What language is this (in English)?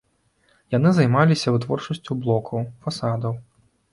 Belarusian